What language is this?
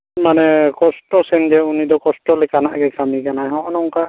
Santali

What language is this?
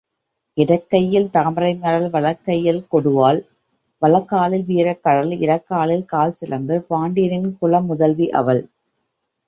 Tamil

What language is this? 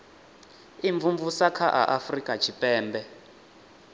Venda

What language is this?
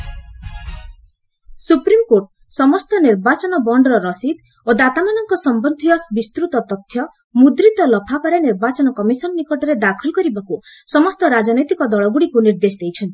Odia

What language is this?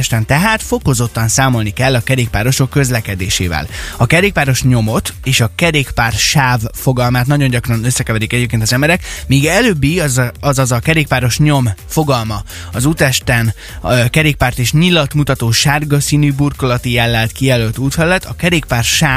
Hungarian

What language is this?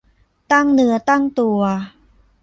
Thai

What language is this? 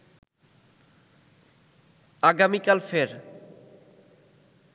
Bangla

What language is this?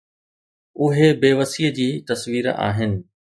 Sindhi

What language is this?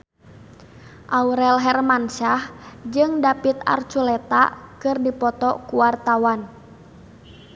Sundanese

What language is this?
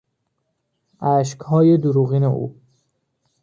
Persian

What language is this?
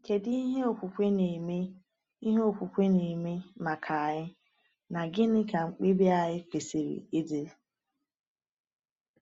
Igbo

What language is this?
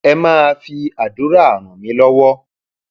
Yoruba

